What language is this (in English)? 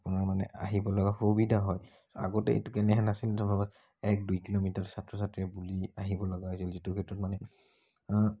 Assamese